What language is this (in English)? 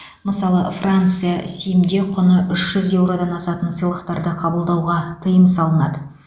Kazakh